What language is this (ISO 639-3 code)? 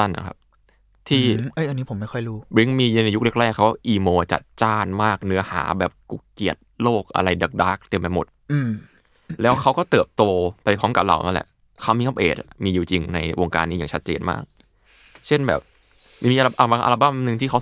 tha